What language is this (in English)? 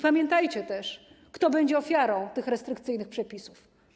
Polish